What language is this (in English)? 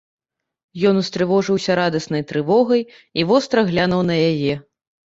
Belarusian